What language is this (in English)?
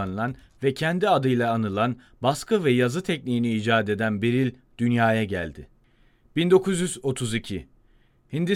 Turkish